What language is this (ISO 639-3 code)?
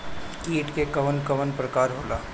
bho